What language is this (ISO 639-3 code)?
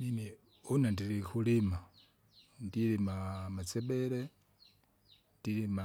zga